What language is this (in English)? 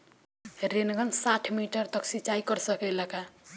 Bhojpuri